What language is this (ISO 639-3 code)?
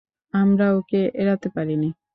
ben